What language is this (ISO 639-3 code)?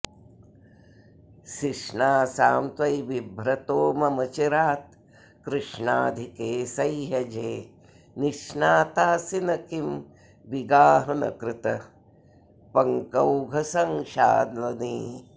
san